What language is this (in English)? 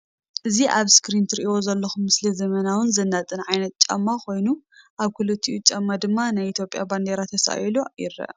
Tigrinya